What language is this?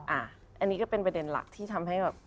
Thai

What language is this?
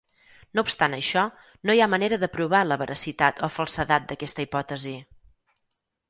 Catalan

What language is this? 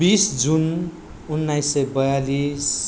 Nepali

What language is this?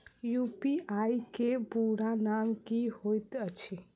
Maithili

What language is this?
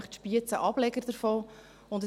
Swiss German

